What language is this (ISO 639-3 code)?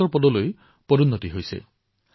asm